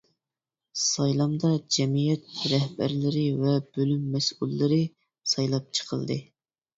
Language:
Uyghur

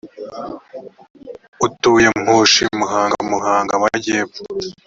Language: Kinyarwanda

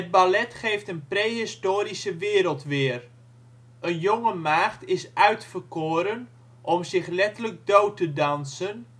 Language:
Dutch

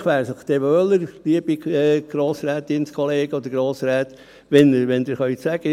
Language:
Swiss German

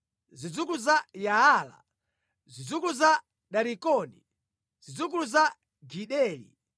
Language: Nyanja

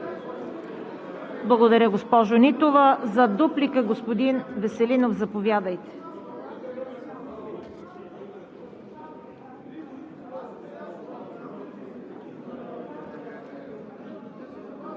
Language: Bulgarian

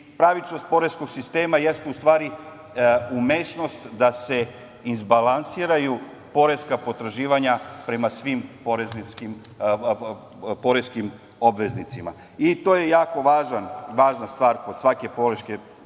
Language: Serbian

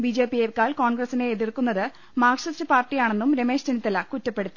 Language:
Malayalam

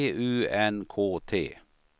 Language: Swedish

